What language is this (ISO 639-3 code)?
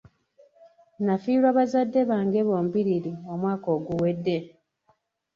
lug